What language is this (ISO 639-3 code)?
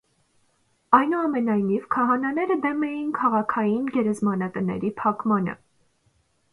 hye